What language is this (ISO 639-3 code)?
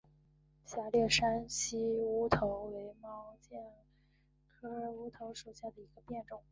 zho